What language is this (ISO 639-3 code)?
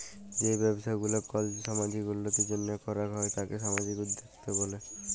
ben